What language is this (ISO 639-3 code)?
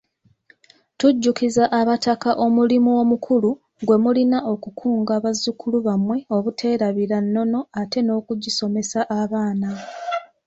lug